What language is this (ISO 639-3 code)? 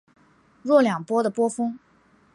zho